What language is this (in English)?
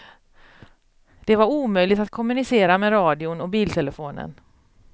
Swedish